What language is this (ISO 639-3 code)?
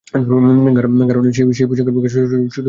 ben